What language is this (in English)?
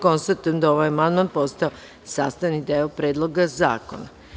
Serbian